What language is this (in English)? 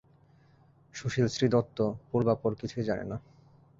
Bangla